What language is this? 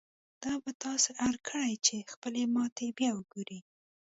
Pashto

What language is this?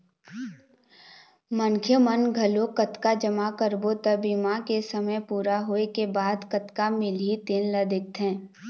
Chhattisgarhi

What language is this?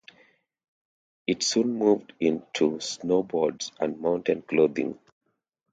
English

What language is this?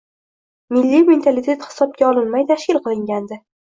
Uzbek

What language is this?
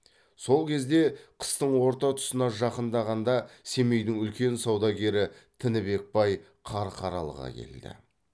Kazakh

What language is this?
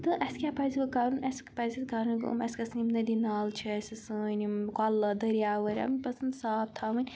Kashmiri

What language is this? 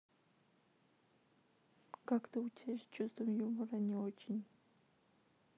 Russian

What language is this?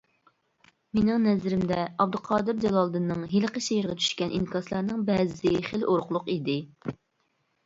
Uyghur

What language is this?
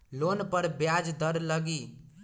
Magahi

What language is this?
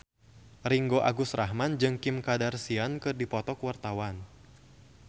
Sundanese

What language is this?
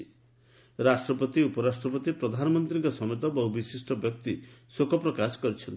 Odia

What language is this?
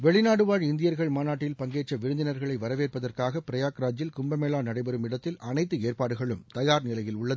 Tamil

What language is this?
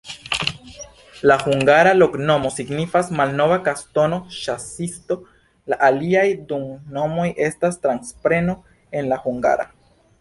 Esperanto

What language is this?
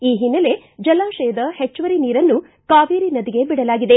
Kannada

